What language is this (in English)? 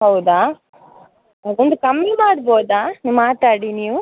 Kannada